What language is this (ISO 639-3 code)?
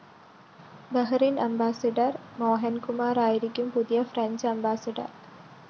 mal